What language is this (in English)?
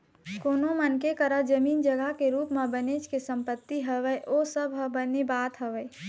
Chhattisgarhi